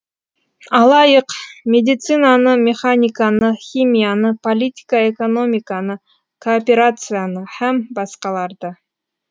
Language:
Kazakh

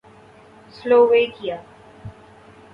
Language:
Urdu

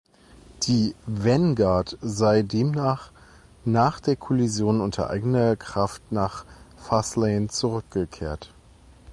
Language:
German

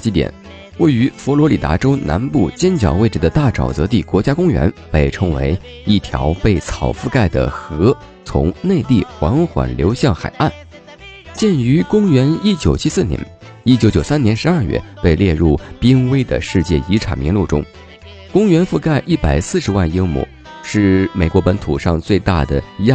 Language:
Chinese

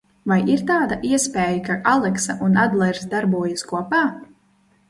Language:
Latvian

